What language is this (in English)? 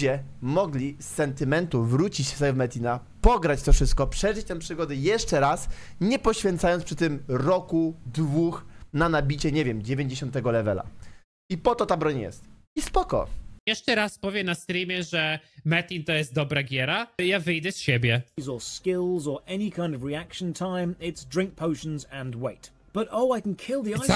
Polish